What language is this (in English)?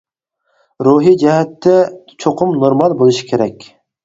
Uyghur